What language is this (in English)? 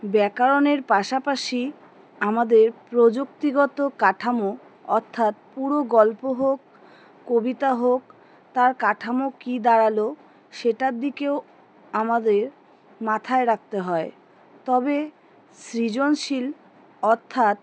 Bangla